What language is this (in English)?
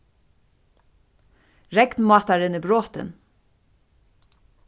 Faroese